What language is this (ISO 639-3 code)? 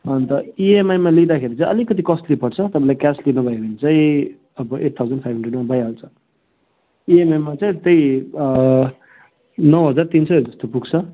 nep